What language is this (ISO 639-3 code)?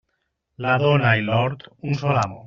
cat